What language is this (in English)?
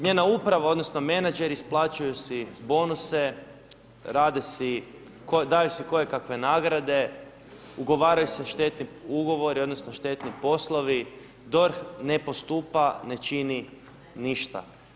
Croatian